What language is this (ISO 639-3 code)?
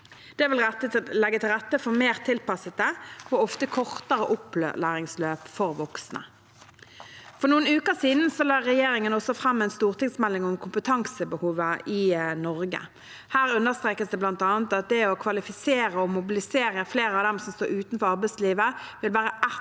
nor